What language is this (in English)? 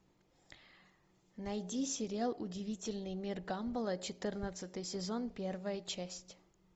Russian